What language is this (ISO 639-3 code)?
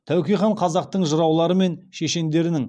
kaz